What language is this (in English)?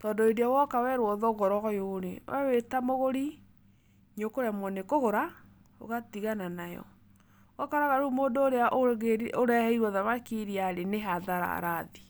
Kikuyu